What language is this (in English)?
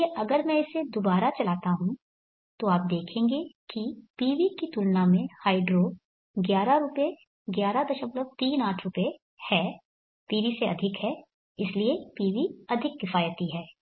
Hindi